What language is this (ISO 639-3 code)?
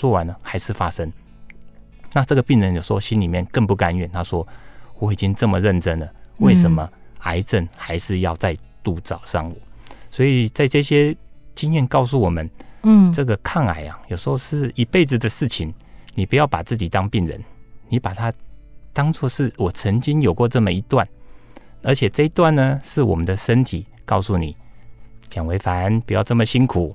zho